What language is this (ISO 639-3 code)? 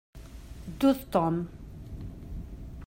kab